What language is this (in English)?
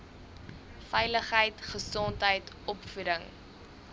Afrikaans